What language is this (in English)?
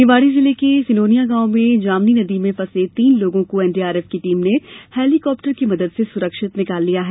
Hindi